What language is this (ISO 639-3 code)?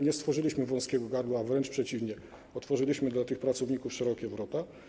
pol